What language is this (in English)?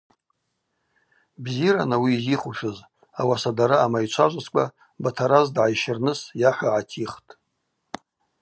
Abaza